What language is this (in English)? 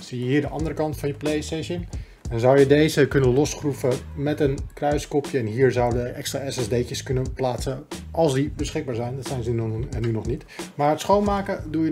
Dutch